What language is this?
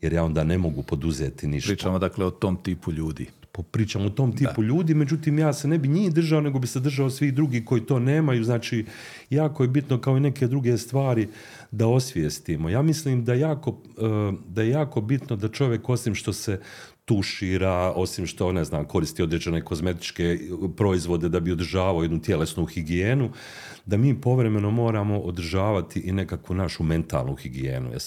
Croatian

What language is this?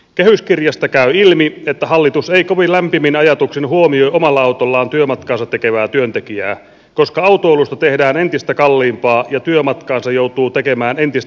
Finnish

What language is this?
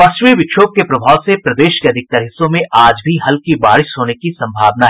Hindi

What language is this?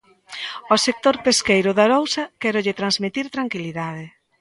Galician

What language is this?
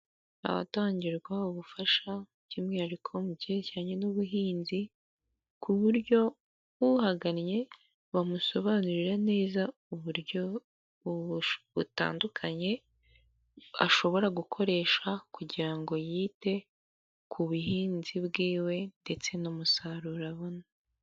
Kinyarwanda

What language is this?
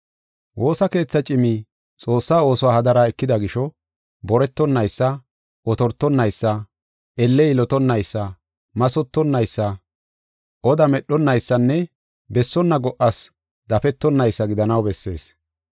Gofa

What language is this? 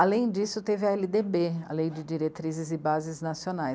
Portuguese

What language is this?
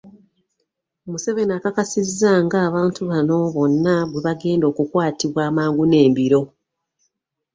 Ganda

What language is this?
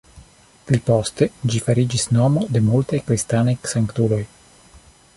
Esperanto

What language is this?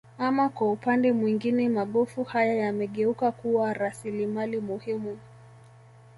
Swahili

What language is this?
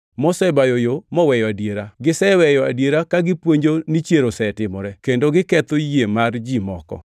Luo (Kenya and Tanzania)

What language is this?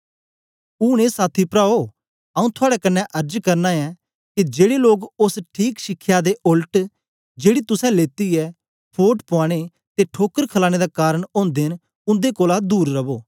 Dogri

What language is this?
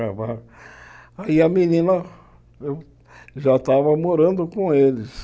Portuguese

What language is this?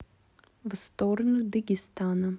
Russian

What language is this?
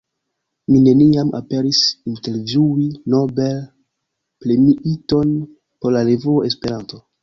Esperanto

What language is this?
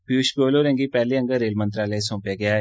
Dogri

